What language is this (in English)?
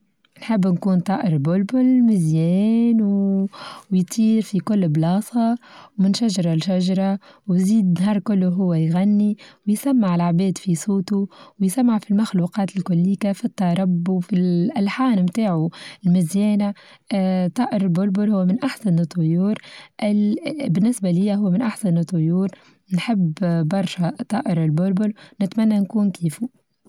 Tunisian Arabic